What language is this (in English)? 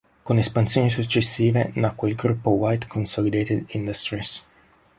Italian